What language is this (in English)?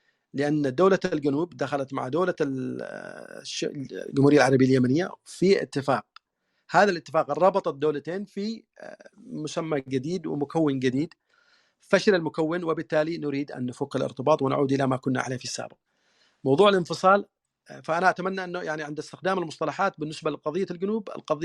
Arabic